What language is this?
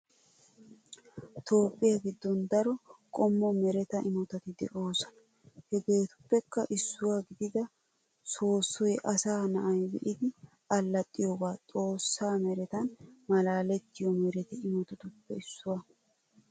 Wolaytta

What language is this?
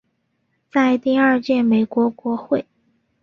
Chinese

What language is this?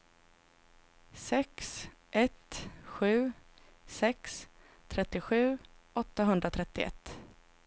Swedish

